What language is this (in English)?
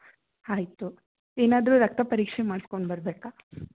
Kannada